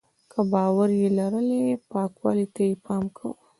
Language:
Pashto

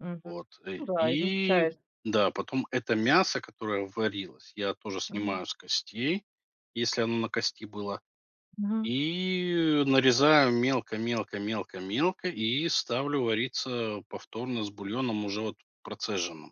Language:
Russian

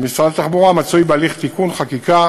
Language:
Hebrew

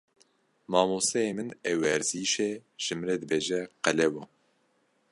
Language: Kurdish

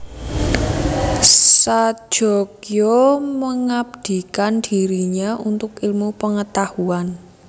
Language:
Javanese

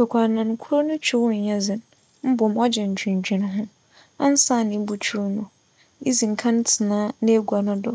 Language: Akan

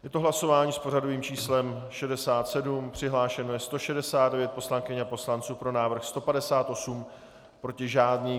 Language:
Czech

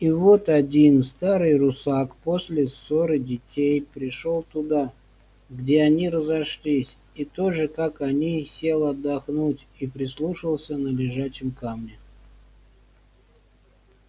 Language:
Russian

